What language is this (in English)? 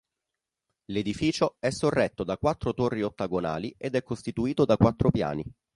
Italian